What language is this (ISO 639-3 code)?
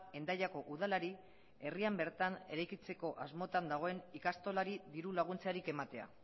eus